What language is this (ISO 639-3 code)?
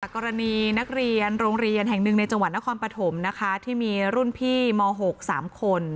tha